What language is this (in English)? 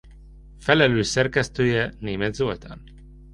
Hungarian